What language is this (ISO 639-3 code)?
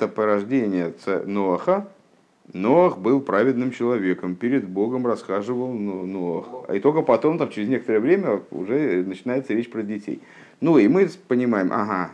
rus